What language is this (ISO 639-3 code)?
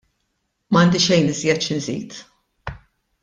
mlt